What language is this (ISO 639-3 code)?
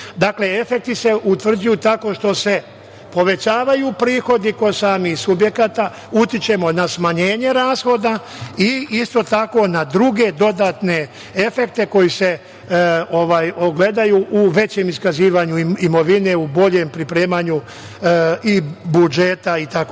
srp